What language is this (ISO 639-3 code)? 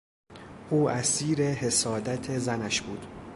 fas